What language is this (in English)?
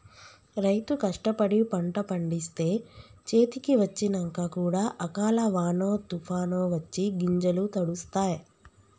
Telugu